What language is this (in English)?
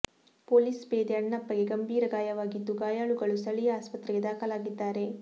Kannada